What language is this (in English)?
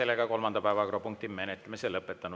Estonian